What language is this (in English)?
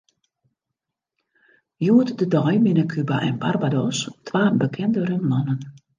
Western Frisian